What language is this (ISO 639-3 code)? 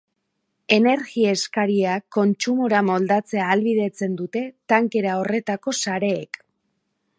eus